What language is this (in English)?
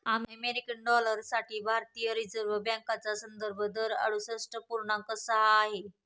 Marathi